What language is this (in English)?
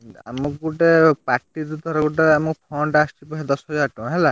Odia